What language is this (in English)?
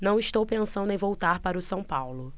Portuguese